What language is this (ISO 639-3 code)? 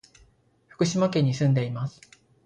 jpn